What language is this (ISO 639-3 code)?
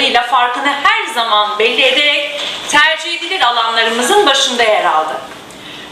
tur